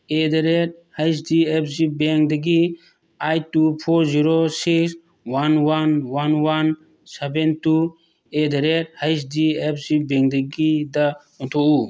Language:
Manipuri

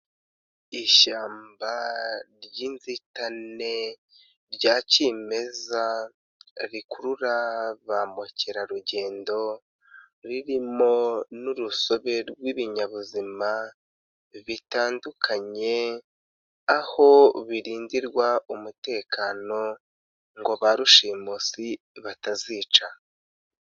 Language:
Kinyarwanda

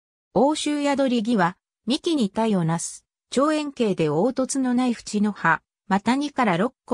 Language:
Japanese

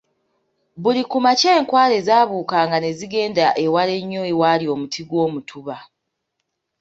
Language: Ganda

